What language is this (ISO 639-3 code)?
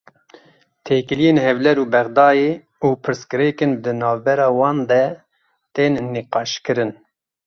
kur